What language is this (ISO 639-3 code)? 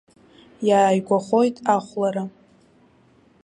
abk